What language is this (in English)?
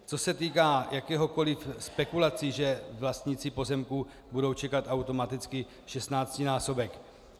Czech